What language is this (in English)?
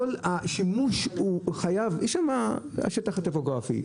Hebrew